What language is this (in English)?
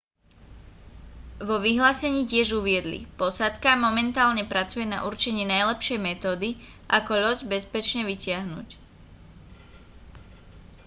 Slovak